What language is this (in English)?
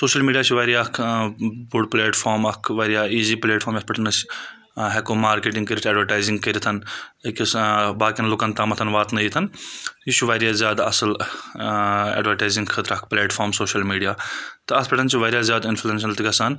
Kashmiri